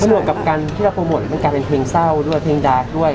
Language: Thai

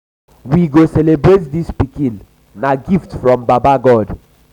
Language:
Nigerian Pidgin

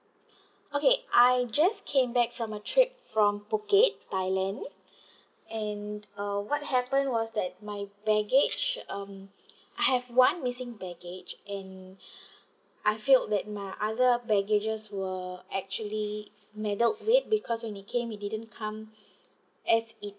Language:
English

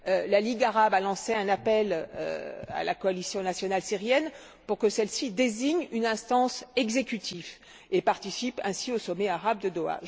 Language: French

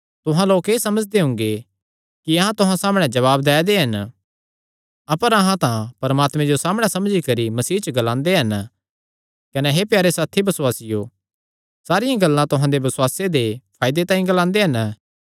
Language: Kangri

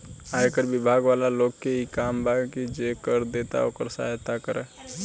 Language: Bhojpuri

